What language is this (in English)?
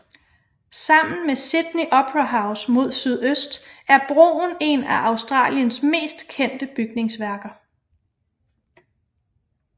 Danish